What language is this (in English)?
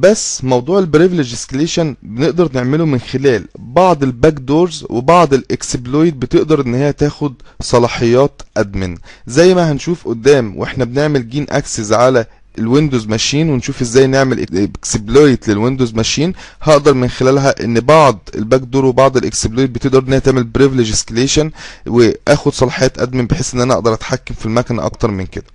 Arabic